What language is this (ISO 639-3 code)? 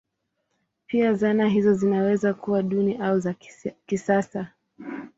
swa